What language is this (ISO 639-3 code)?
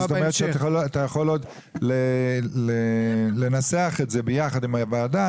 heb